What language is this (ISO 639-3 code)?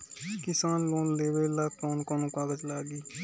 bho